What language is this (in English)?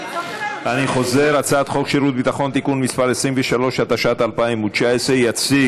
Hebrew